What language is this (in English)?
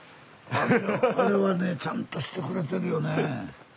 Japanese